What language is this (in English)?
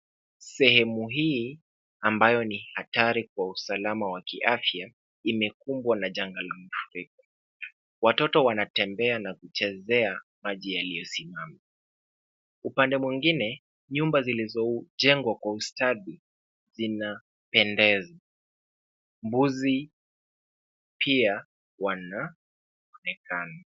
Swahili